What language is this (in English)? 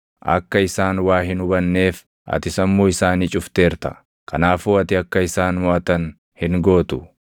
Oromo